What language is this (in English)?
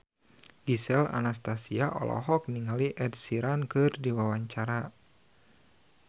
Sundanese